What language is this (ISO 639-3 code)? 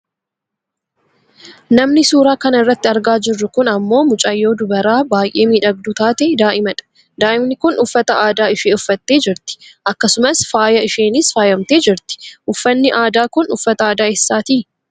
orm